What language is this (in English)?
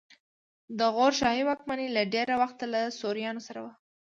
Pashto